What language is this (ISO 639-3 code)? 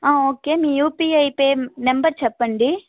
tel